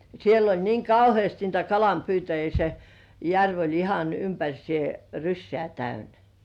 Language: Finnish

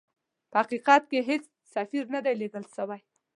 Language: Pashto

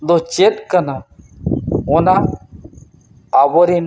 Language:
Santali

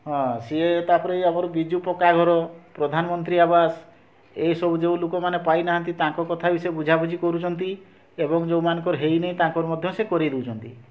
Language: Odia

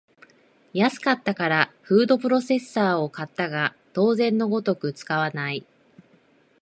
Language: Japanese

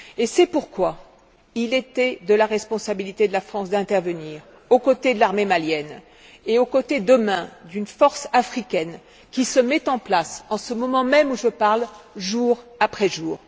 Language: French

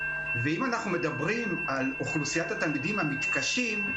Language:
Hebrew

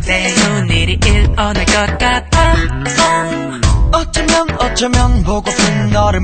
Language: English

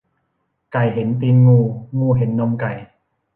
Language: Thai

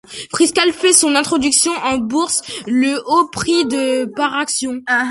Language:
French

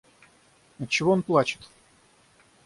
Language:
Russian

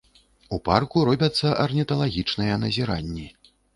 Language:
Belarusian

